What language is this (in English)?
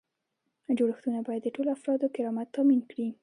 Pashto